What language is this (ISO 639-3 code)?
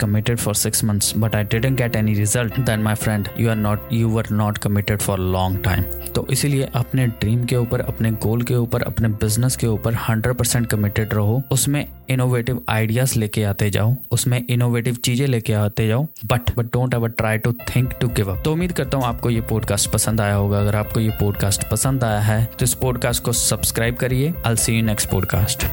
hin